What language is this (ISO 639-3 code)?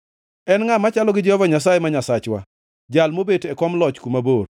luo